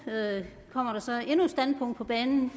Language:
Danish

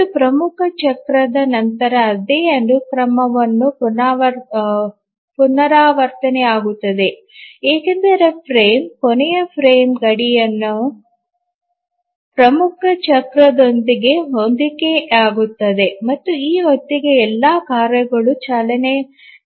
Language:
Kannada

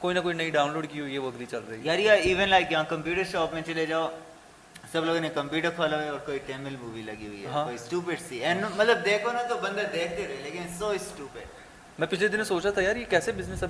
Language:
Urdu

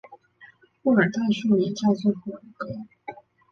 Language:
Chinese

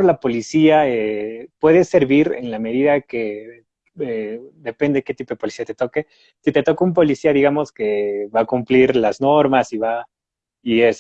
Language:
Spanish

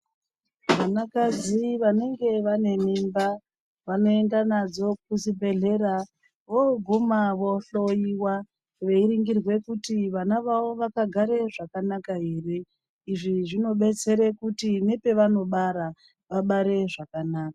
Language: Ndau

